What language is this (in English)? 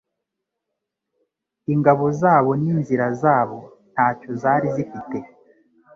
Kinyarwanda